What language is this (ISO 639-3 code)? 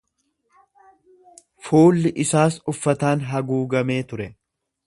orm